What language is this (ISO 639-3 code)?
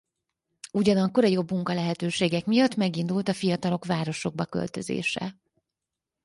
hun